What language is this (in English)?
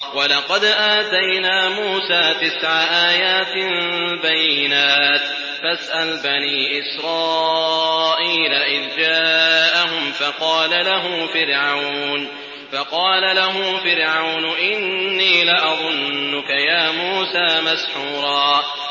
Arabic